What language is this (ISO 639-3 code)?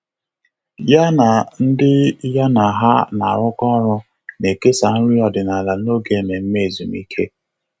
ibo